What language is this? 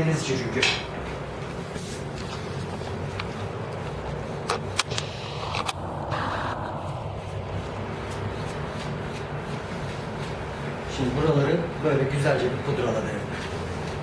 Turkish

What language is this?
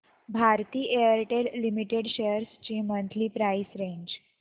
Marathi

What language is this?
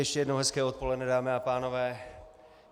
Czech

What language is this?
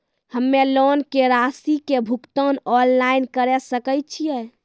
Maithili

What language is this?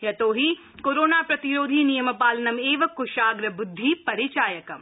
Sanskrit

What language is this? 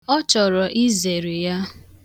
Igbo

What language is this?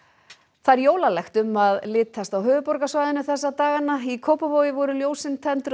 Icelandic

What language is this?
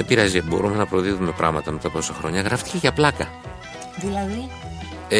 Greek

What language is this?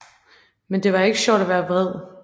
Danish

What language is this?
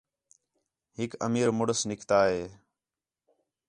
Khetrani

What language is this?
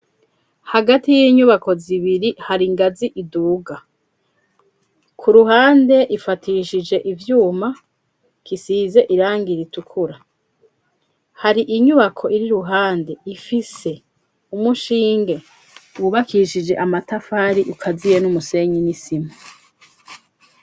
Rundi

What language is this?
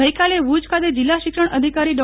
Gujarati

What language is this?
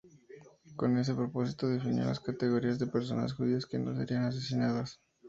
Spanish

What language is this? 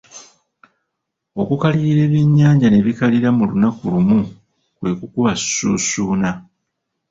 Ganda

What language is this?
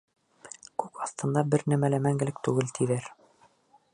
Bashkir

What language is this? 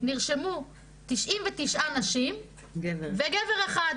Hebrew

